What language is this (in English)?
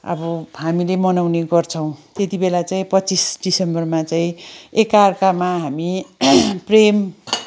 Nepali